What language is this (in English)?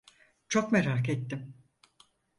Turkish